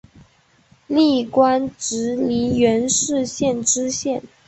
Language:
Chinese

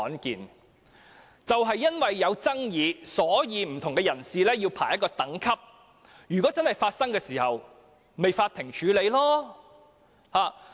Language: Cantonese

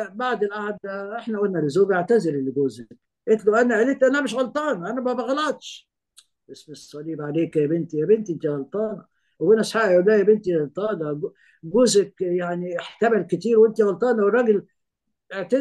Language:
Arabic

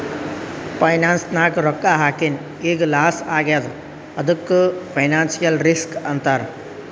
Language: Kannada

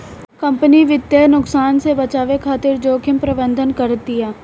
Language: Bhojpuri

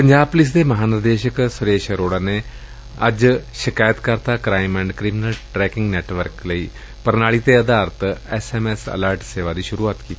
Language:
Punjabi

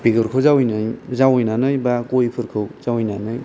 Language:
Bodo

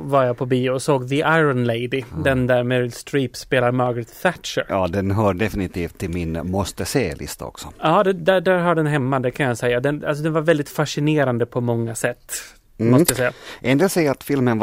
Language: Swedish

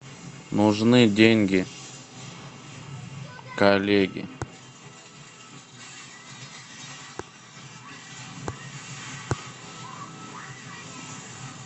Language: Russian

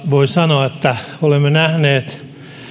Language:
Finnish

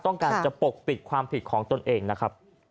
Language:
Thai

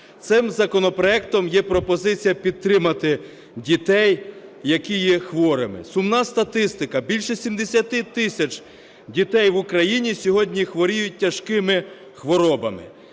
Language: Ukrainian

